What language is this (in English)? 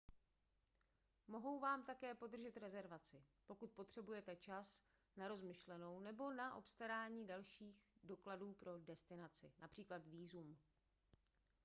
Czech